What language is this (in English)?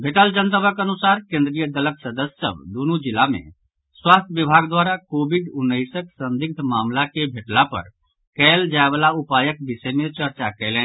Maithili